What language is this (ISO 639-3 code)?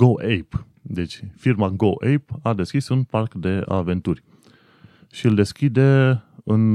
ron